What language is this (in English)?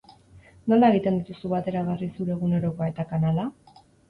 Basque